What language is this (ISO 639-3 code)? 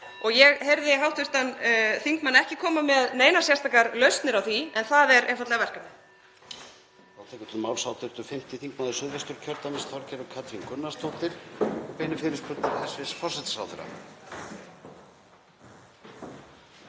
isl